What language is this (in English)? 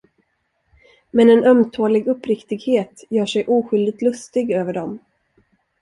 Swedish